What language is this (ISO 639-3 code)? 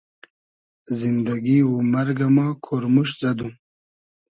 haz